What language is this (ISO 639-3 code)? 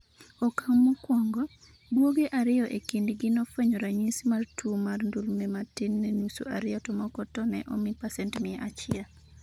luo